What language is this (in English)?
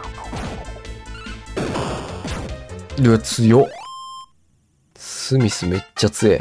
Japanese